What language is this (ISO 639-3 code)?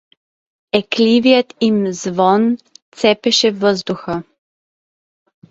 bul